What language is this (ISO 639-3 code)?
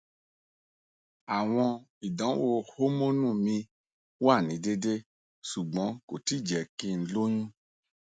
yor